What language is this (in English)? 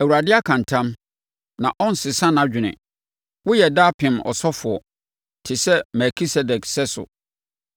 Akan